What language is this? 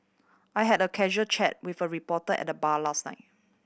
English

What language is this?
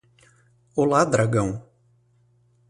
Portuguese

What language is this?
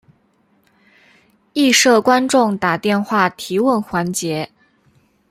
Chinese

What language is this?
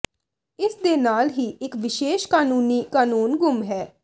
Punjabi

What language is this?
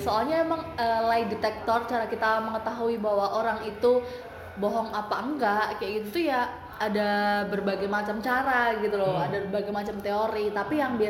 Indonesian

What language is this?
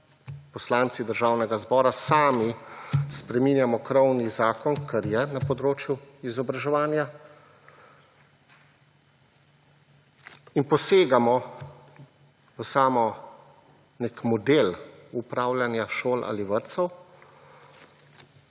Slovenian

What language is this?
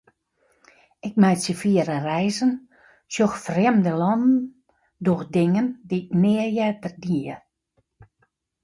Western Frisian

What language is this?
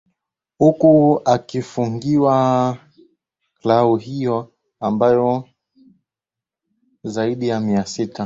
Swahili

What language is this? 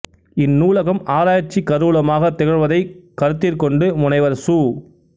Tamil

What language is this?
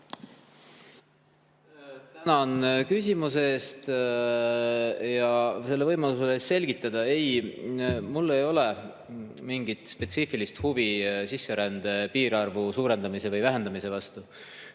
Estonian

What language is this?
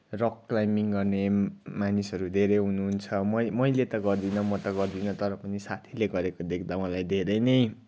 Nepali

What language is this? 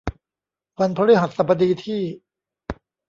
Thai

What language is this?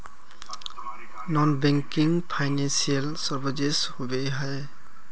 Magahi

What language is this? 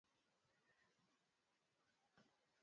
Swahili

